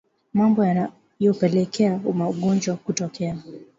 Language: Swahili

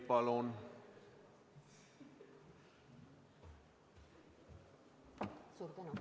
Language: Estonian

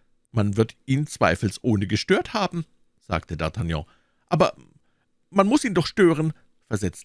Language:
German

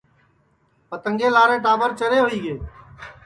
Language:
Sansi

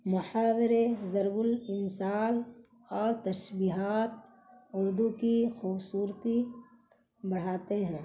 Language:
Urdu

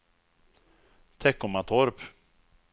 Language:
Swedish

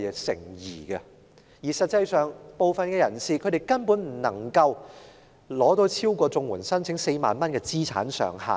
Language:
Cantonese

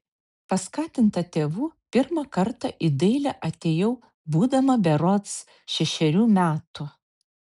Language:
Lithuanian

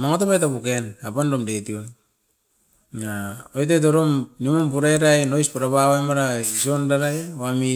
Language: Askopan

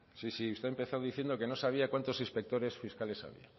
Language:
Spanish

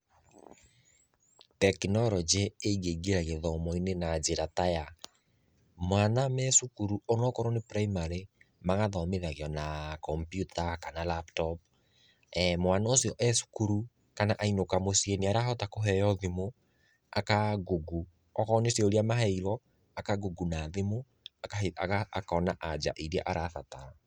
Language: Kikuyu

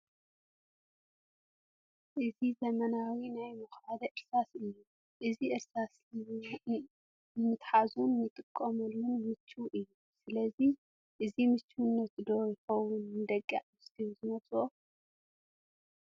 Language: Tigrinya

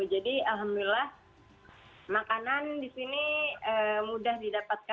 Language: Indonesian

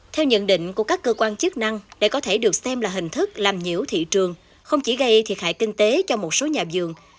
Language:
Vietnamese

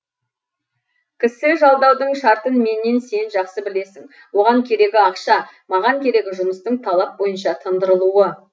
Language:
Kazakh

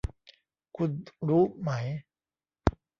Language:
Thai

